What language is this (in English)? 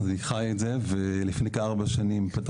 Hebrew